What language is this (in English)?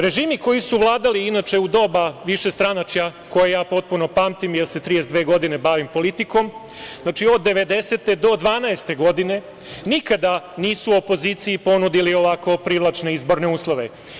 Serbian